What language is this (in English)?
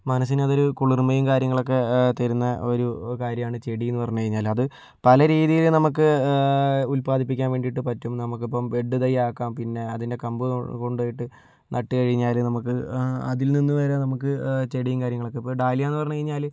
Malayalam